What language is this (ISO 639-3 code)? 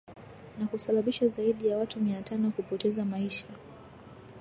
swa